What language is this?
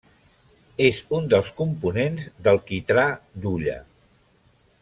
Catalan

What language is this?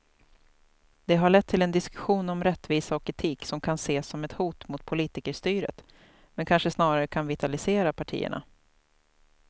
Swedish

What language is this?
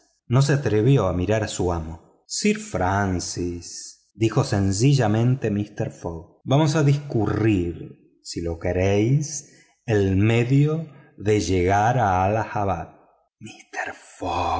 Spanish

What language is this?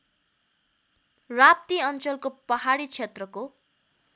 Nepali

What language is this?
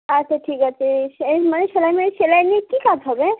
Bangla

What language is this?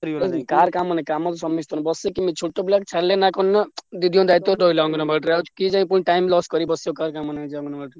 Odia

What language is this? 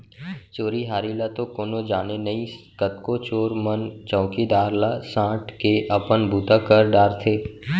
Chhattisgarhi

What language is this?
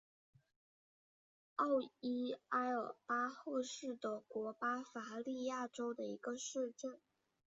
Chinese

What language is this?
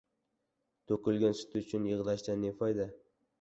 Uzbek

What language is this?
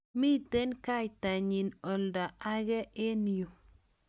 Kalenjin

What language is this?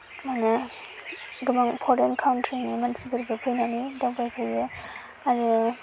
Bodo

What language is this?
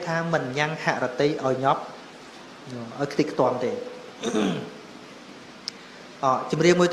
Vietnamese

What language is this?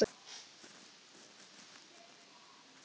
Icelandic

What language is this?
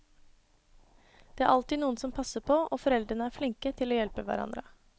Norwegian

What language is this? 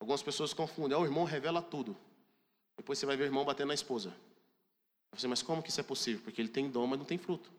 Portuguese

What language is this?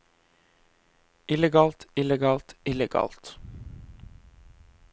Norwegian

